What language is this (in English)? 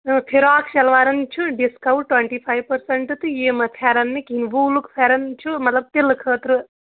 Kashmiri